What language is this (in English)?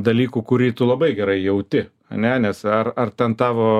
Lithuanian